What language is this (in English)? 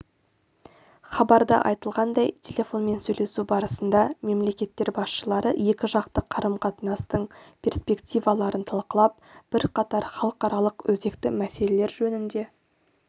Kazakh